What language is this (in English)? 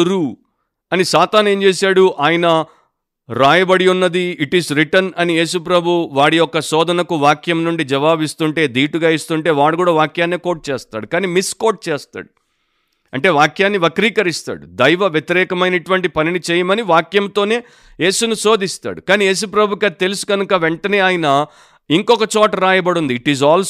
Telugu